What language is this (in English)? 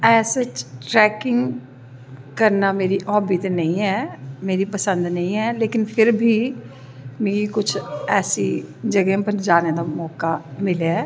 Dogri